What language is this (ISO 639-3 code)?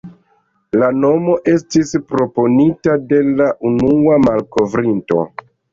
epo